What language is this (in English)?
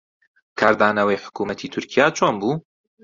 Central Kurdish